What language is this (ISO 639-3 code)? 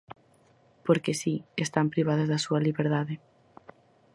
glg